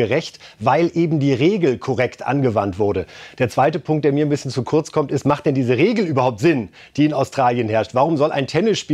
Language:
German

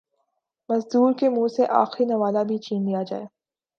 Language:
Urdu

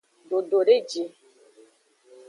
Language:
Aja (Benin)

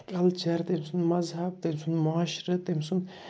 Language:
Kashmiri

